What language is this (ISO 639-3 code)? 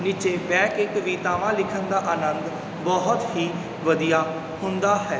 pan